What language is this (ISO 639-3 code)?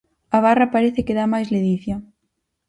glg